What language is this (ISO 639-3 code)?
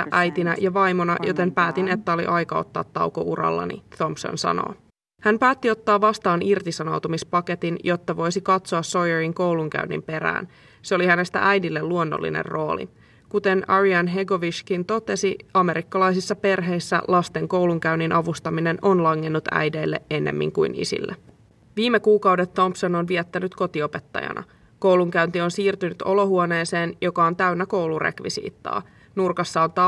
fin